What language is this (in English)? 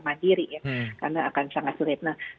Indonesian